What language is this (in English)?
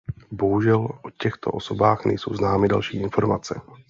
Czech